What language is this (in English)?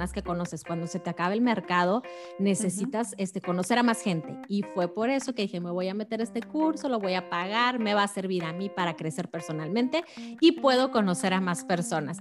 Spanish